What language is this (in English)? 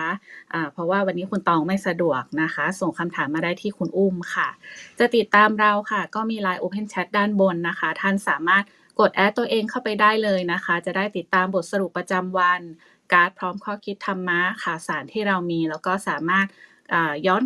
Thai